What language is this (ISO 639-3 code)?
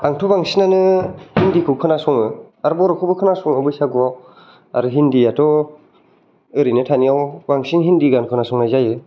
brx